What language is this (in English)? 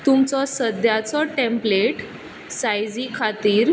Konkani